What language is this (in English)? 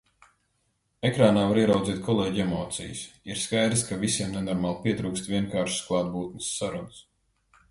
Latvian